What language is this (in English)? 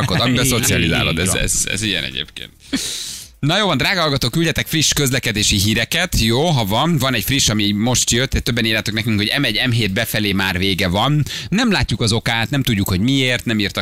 Hungarian